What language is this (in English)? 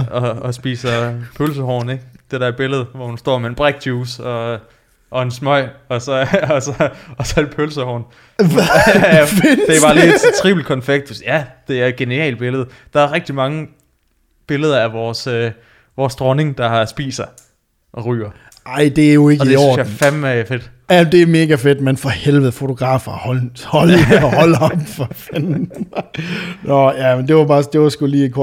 Danish